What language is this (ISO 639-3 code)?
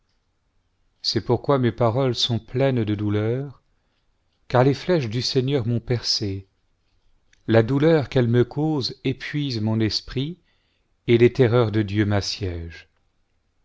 fra